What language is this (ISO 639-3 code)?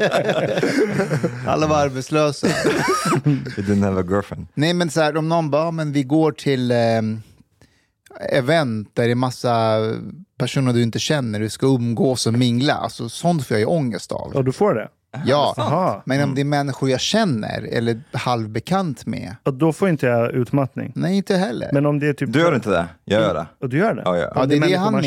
swe